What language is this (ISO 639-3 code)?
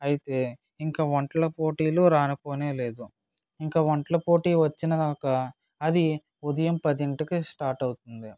tel